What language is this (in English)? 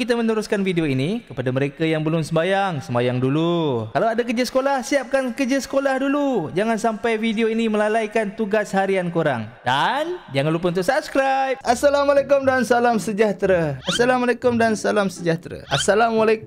Malay